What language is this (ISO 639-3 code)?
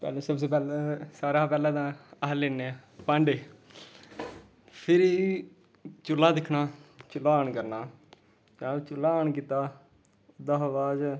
doi